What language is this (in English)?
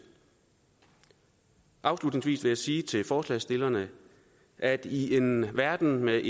Danish